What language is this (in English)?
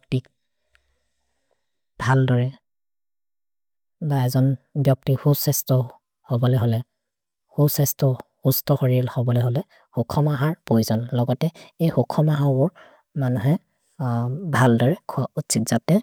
Maria (India)